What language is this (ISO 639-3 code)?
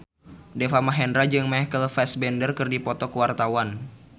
sun